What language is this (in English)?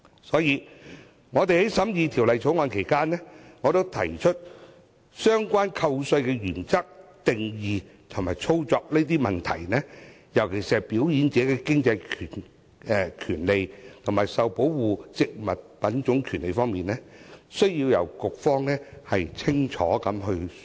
Cantonese